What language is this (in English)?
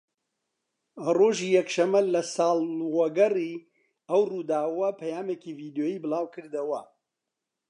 Central Kurdish